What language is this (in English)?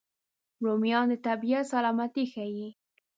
Pashto